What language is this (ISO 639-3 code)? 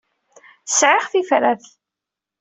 kab